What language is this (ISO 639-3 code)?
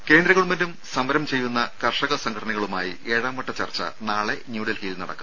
mal